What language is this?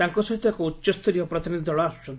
Odia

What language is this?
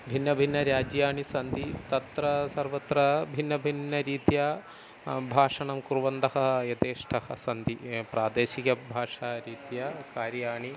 Sanskrit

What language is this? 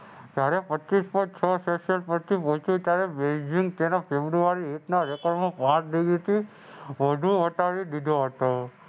Gujarati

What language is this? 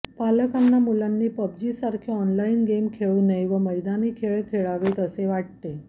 Marathi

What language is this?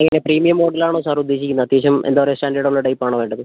Malayalam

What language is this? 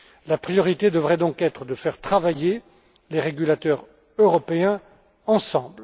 French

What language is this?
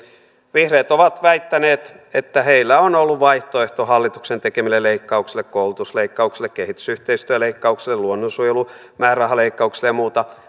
Finnish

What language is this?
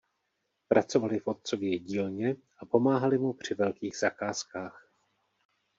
Czech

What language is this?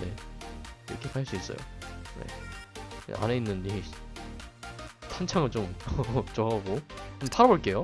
Korean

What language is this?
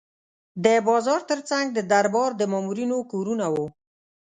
Pashto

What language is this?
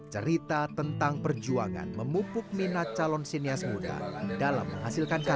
Indonesian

